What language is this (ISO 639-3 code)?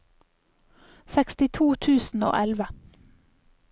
nor